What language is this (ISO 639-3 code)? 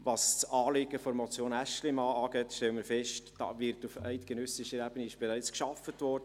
gsw